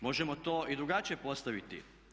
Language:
Croatian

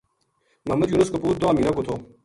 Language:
Gujari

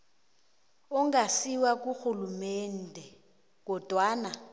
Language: South Ndebele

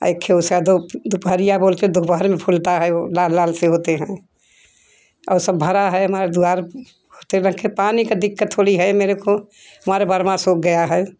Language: Hindi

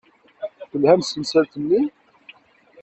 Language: Kabyle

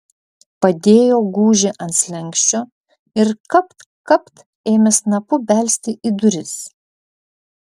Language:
Lithuanian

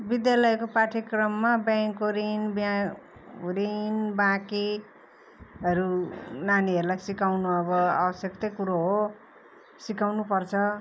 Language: Nepali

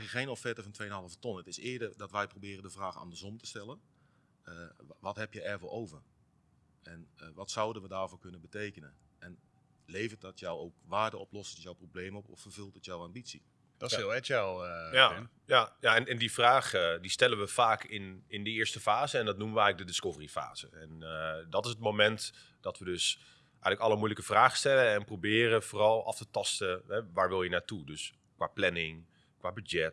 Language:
Dutch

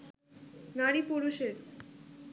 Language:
Bangla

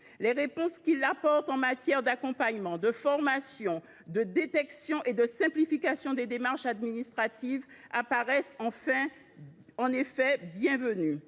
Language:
French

